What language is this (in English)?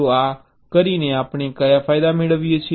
Gujarati